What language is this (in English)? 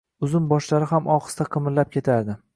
Uzbek